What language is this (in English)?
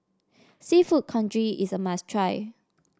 English